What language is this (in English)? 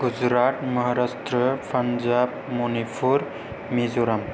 Bodo